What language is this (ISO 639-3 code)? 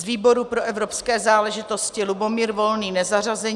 ces